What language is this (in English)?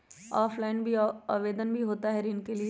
Magahi